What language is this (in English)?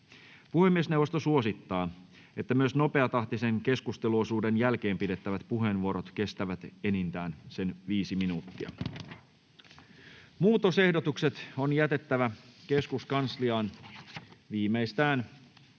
Finnish